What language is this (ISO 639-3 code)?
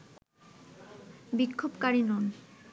ben